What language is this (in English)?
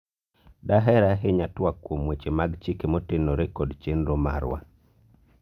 Luo (Kenya and Tanzania)